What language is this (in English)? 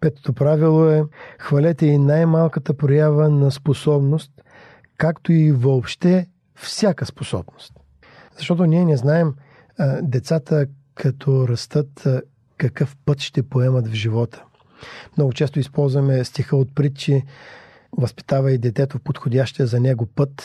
Bulgarian